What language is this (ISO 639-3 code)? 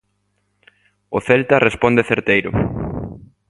glg